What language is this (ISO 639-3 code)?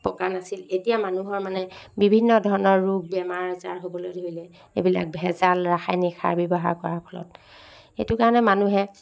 asm